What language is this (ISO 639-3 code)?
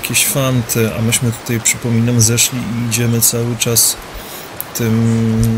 pol